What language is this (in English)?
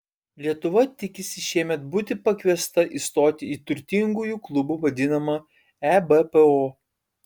Lithuanian